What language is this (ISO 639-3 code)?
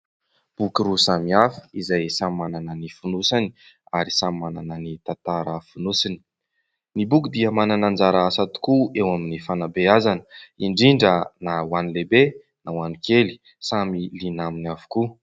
mlg